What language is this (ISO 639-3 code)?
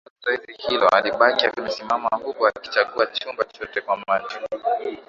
swa